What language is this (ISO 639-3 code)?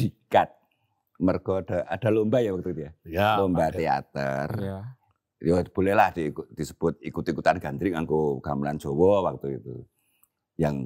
ind